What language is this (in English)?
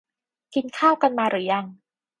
Thai